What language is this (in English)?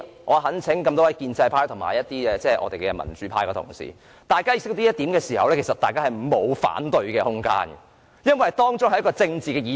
Cantonese